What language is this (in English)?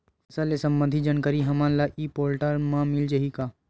Chhattisgarhi